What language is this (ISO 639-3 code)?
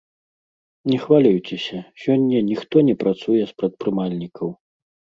bel